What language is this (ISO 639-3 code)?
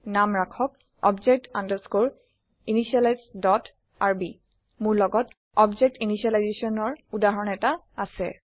asm